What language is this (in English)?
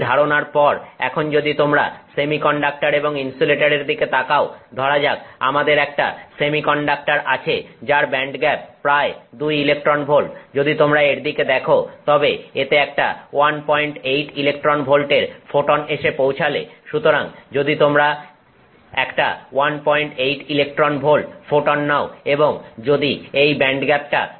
Bangla